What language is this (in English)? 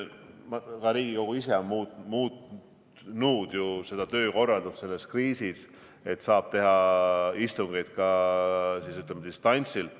Estonian